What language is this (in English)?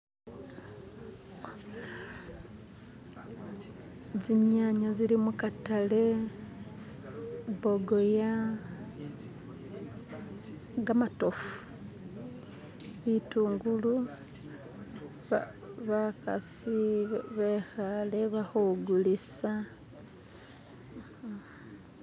Masaaba